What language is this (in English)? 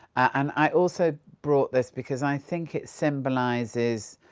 English